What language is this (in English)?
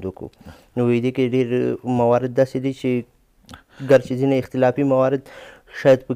Persian